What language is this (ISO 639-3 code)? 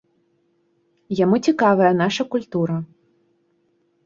bel